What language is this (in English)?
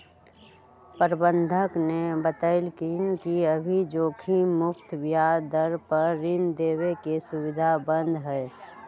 Magahi